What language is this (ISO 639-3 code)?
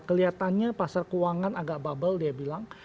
ind